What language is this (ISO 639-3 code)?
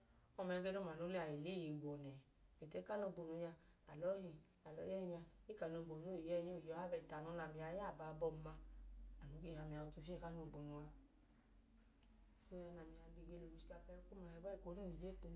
idu